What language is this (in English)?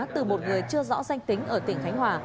Vietnamese